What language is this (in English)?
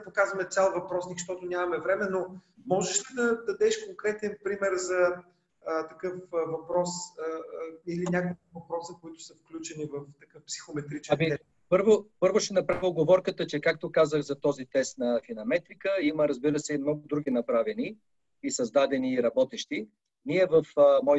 Bulgarian